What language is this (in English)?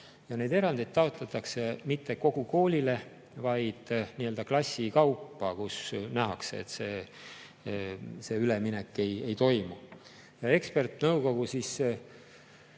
Estonian